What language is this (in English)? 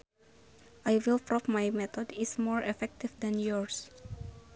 Sundanese